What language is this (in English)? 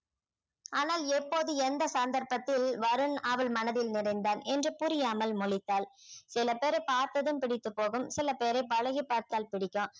Tamil